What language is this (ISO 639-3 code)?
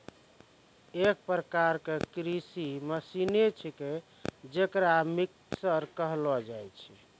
mai